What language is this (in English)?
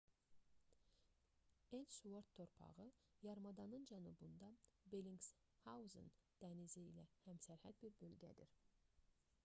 Azerbaijani